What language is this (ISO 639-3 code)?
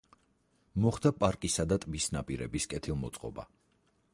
kat